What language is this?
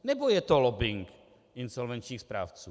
Czech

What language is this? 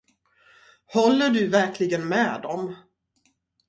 Swedish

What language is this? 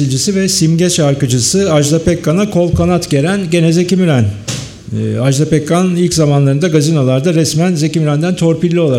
Turkish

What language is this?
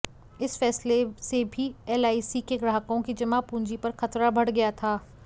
Hindi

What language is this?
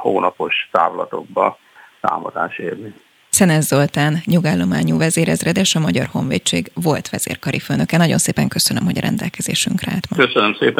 Hungarian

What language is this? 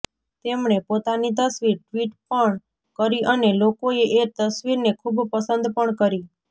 Gujarati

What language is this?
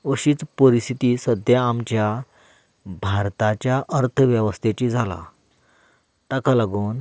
Konkani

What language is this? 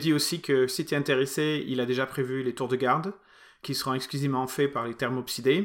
French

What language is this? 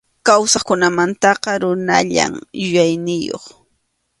Arequipa-La Unión Quechua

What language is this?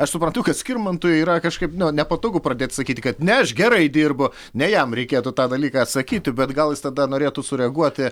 Lithuanian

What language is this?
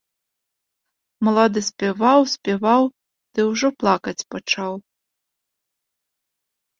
Belarusian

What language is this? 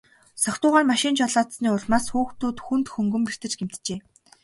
Mongolian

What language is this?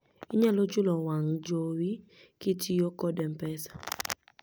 Luo (Kenya and Tanzania)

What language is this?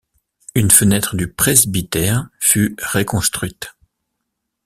French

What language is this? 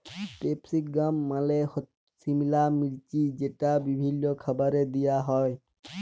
Bangla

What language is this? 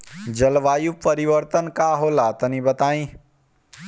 Bhojpuri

